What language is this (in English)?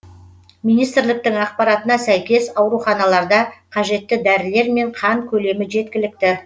Kazakh